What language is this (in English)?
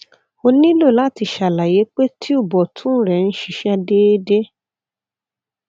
Yoruba